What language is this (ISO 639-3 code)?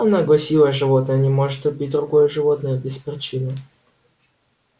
rus